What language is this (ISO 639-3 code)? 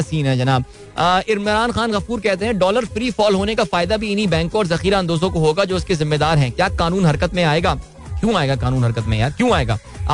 hin